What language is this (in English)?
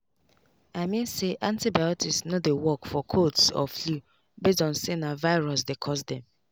Nigerian Pidgin